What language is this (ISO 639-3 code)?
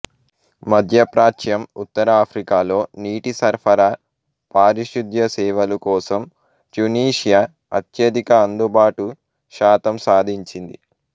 tel